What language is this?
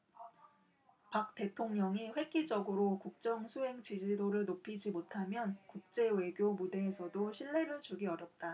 Korean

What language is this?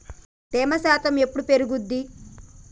Telugu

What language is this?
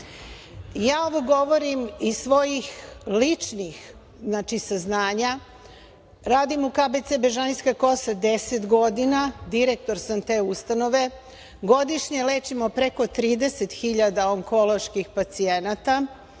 Serbian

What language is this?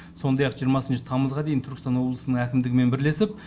Kazakh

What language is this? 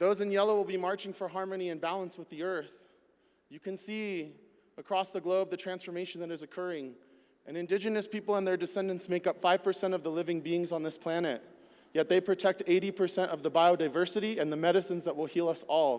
English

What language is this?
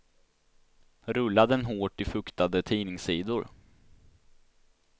Swedish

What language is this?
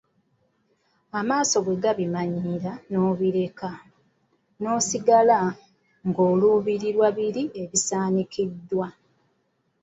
Ganda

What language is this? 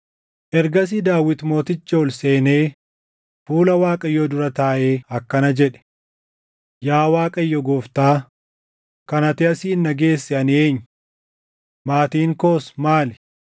Oromo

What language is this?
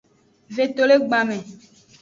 Aja (Benin)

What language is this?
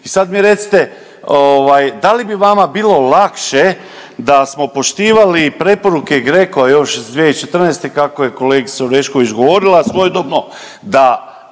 Croatian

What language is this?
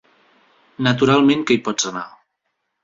Catalan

